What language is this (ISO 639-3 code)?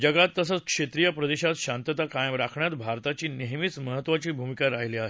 mar